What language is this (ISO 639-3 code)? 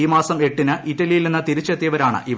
mal